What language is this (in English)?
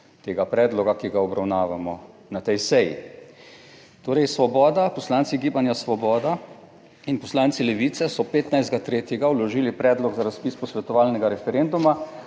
Slovenian